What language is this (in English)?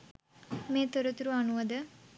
Sinhala